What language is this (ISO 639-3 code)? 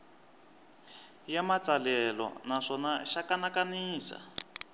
tso